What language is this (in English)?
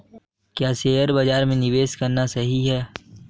Hindi